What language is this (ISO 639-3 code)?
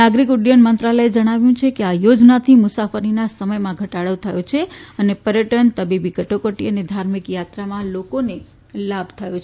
guj